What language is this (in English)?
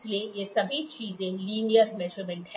Hindi